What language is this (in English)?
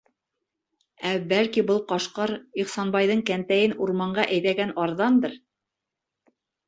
Bashkir